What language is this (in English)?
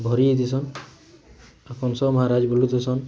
Odia